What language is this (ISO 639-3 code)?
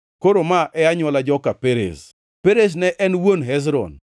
luo